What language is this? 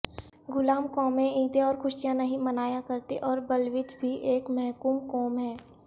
Urdu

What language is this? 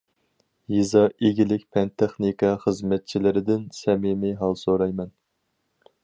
Uyghur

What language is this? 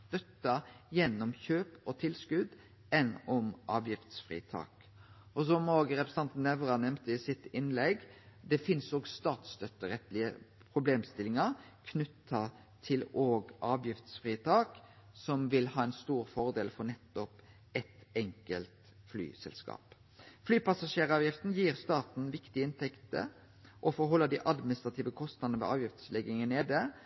Norwegian Nynorsk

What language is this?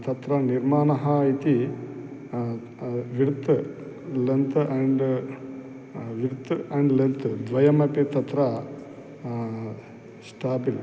Sanskrit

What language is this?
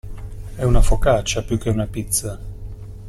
Italian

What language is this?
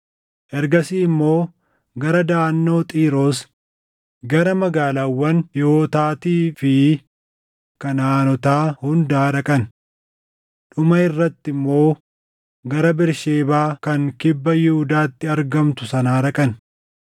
Oromo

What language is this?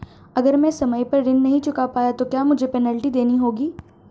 Hindi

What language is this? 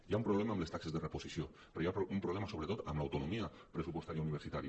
Catalan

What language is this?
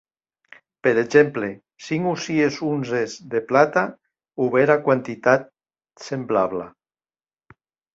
Occitan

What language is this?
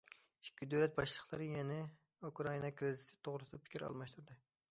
Uyghur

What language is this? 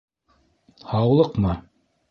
Bashkir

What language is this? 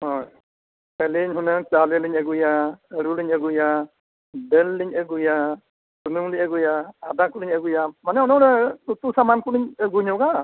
Santali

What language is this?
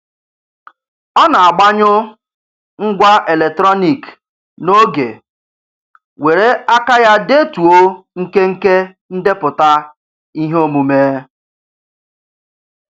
Igbo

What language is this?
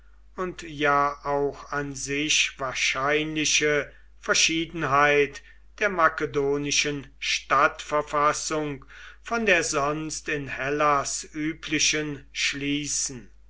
German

